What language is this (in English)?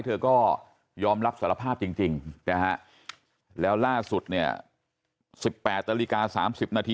Thai